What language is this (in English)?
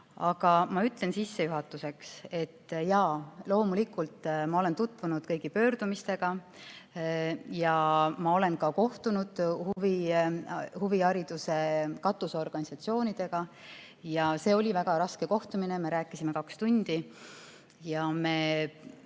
Estonian